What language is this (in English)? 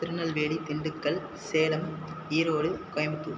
Tamil